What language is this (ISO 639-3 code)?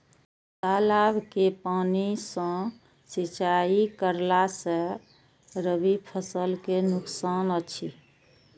mai